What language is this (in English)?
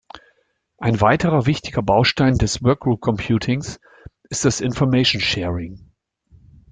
German